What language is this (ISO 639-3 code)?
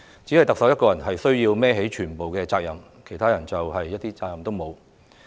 yue